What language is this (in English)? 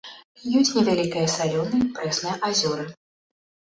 Belarusian